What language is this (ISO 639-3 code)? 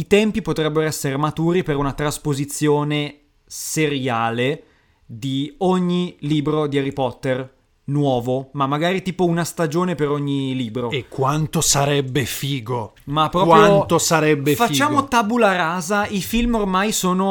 ita